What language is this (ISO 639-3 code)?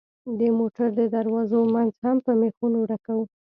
pus